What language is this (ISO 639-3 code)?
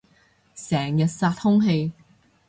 yue